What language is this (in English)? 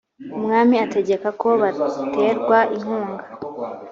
Kinyarwanda